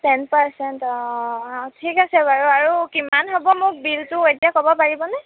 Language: Assamese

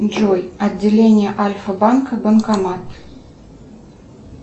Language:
Russian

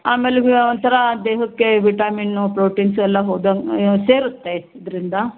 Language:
Kannada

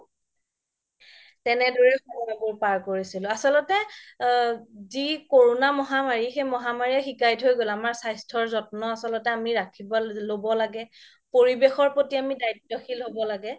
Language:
Assamese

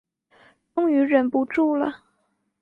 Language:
Chinese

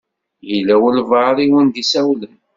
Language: Kabyle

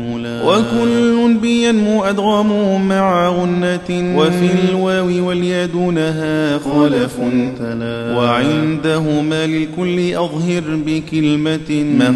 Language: Arabic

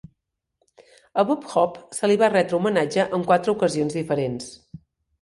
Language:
Catalan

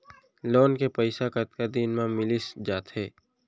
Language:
Chhattisgarhi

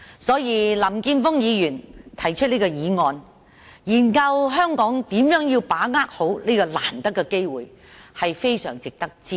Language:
Cantonese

